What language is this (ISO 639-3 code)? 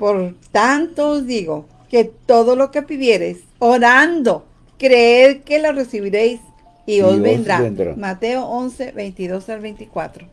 spa